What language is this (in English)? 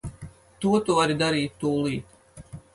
Latvian